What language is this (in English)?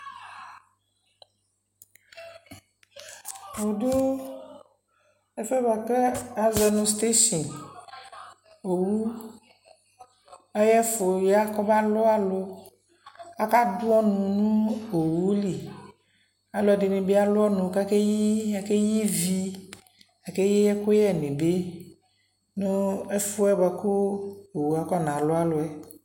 Ikposo